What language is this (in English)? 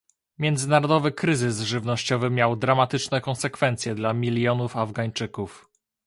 Polish